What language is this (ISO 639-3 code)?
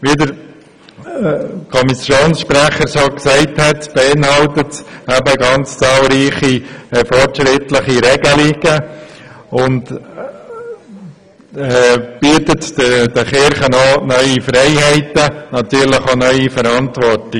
gsw